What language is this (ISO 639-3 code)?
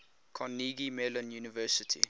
eng